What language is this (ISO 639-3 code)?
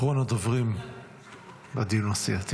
heb